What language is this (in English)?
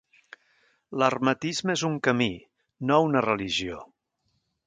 Catalan